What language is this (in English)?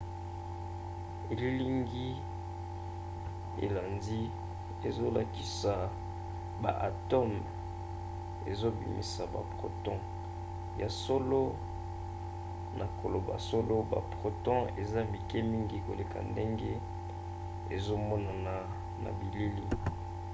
Lingala